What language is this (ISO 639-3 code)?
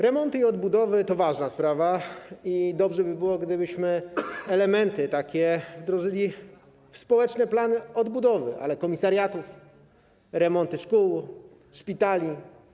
pol